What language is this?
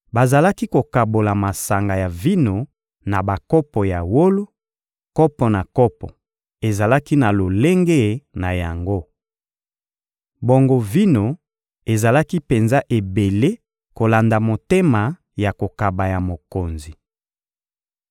Lingala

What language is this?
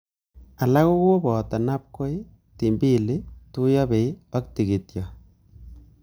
Kalenjin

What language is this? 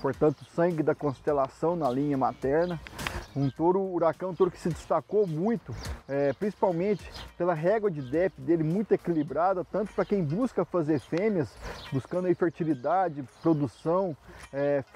Portuguese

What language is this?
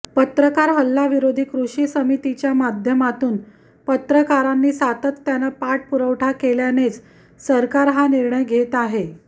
Marathi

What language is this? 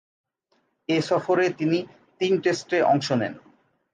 Bangla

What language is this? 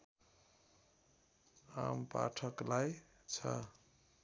Nepali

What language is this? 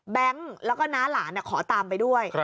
Thai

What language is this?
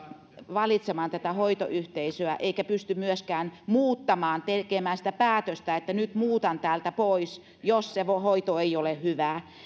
Finnish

